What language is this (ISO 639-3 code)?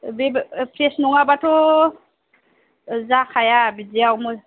brx